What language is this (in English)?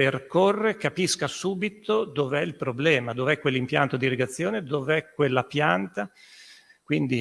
Italian